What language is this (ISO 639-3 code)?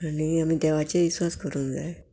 kok